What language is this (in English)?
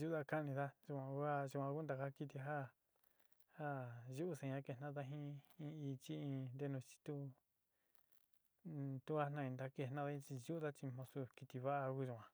Sinicahua Mixtec